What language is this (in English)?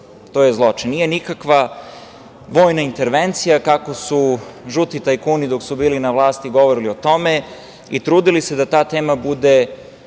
Serbian